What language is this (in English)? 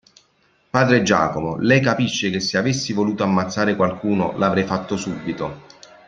Italian